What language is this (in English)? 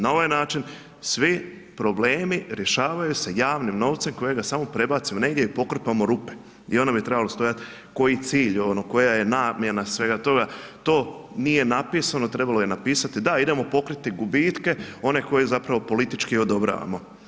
Croatian